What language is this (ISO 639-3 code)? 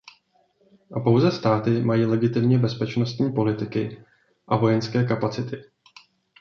ces